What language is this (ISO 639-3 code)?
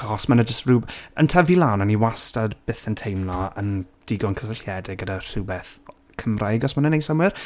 cym